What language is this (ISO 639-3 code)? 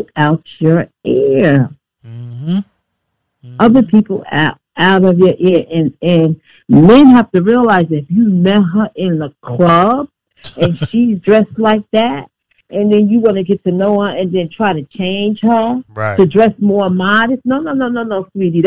eng